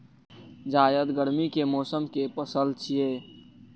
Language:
Maithili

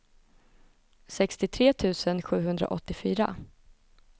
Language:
Swedish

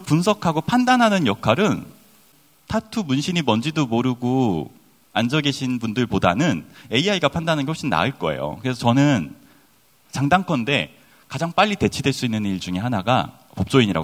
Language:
Korean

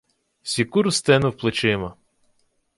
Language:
Ukrainian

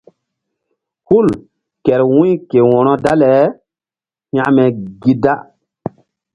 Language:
Mbum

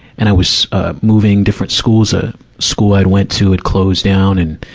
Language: English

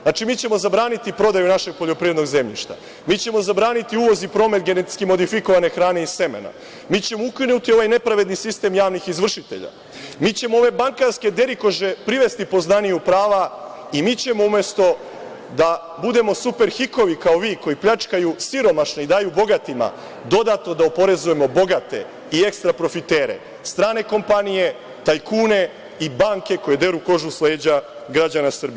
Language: Serbian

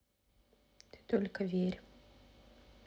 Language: Russian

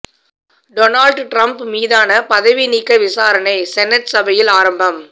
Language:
Tamil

